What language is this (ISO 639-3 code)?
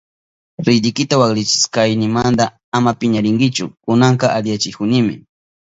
qup